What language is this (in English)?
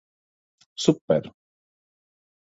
Latvian